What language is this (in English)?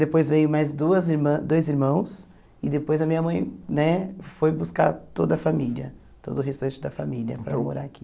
Portuguese